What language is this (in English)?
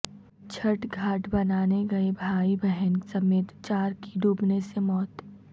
Urdu